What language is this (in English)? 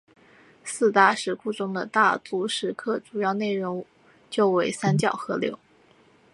Chinese